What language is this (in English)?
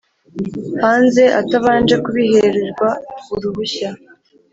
Kinyarwanda